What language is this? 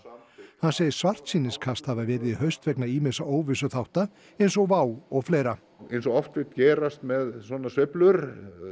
Icelandic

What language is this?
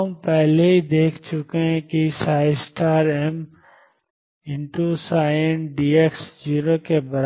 Hindi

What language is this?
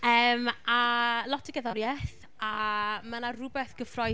Welsh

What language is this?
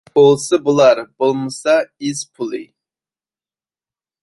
Uyghur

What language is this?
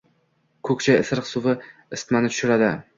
Uzbek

